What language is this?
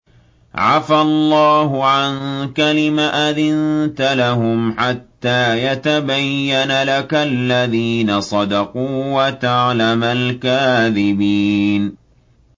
Arabic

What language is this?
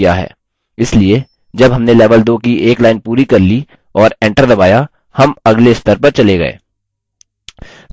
Hindi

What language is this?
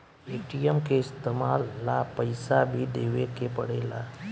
Bhojpuri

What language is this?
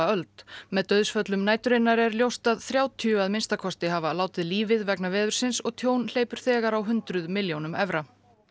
Icelandic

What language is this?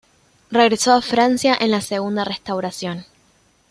Spanish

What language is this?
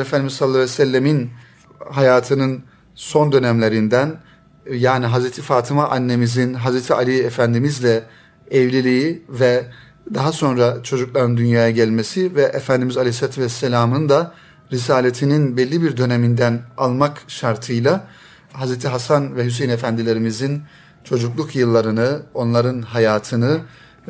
Turkish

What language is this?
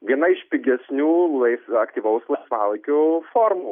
Lithuanian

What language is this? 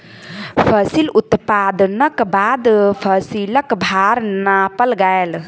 Maithili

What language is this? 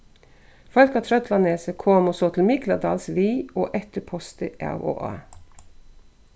Faroese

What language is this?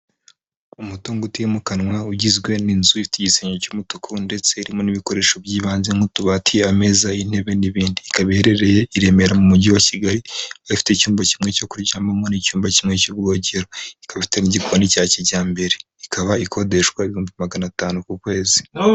Kinyarwanda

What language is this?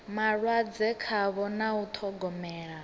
Venda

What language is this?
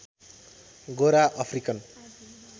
Nepali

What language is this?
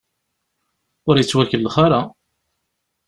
Kabyle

